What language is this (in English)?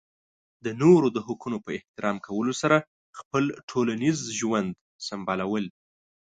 Pashto